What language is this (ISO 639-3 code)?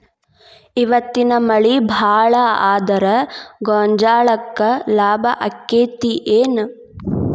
kan